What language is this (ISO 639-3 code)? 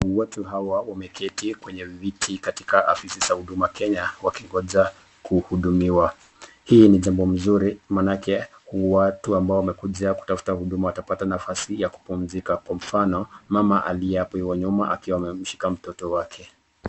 swa